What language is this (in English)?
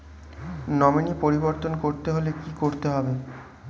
Bangla